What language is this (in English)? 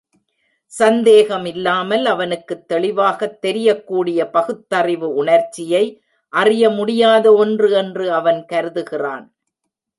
Tamil